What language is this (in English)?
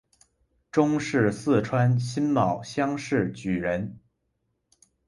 Chinese